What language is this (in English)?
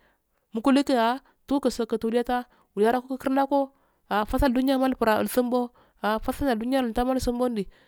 Afade